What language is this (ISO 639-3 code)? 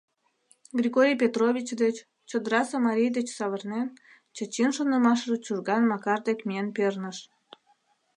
chm